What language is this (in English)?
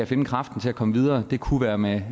Danish